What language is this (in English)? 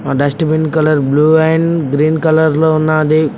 Telugu